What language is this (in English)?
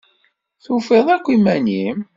Kabyle